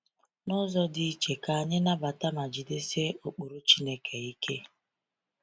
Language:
Igbo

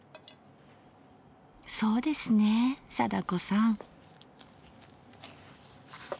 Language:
Japanese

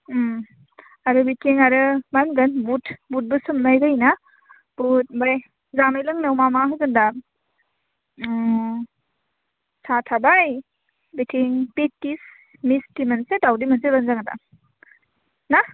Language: Bodo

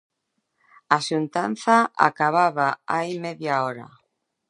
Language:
Galician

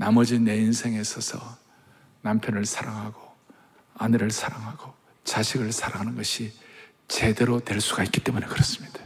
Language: Korean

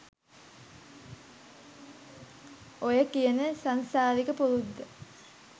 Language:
Sinhala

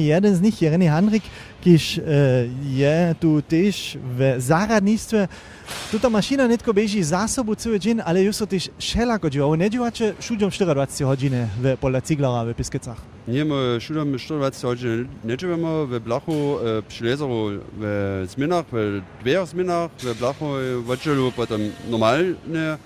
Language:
German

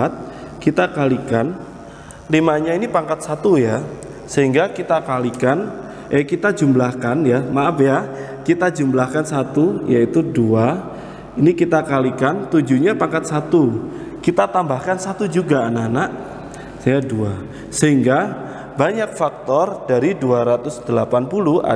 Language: Indonesian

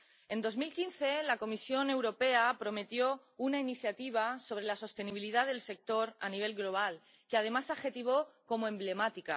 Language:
Spanish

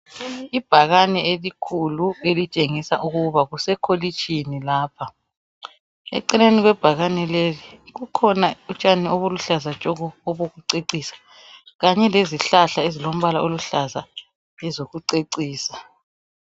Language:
North Ndebele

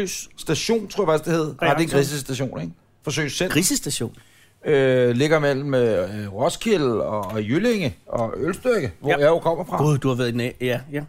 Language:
Danish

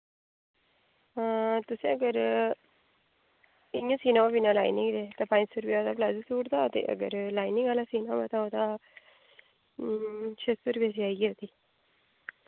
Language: Dogri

